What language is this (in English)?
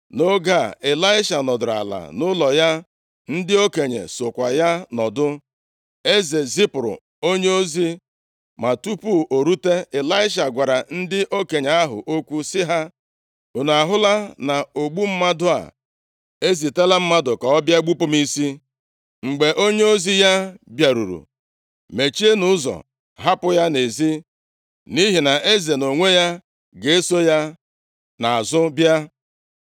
Igbo